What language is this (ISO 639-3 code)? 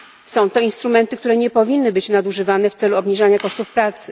pol